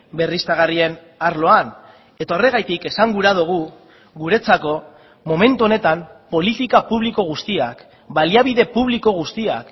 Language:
Basque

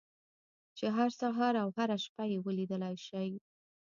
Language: Pashto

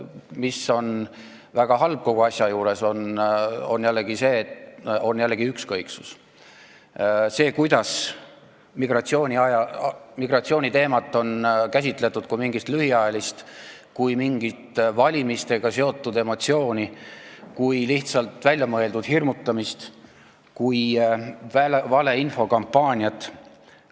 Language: Estonian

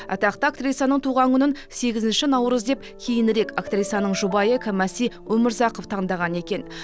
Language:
Kazakh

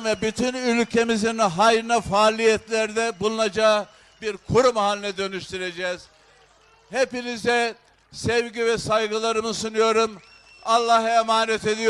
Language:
Turkish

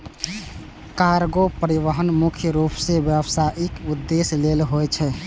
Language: Maithili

